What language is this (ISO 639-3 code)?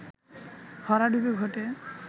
ben